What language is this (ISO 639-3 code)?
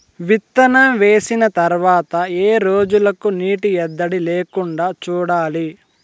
tel